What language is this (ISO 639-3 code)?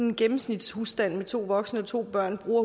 dan